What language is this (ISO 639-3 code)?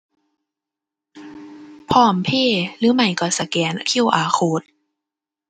tha